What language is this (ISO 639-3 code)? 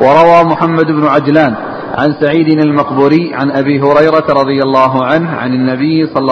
ara